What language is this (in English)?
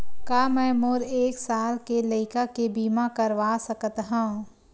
Chhattisgarhi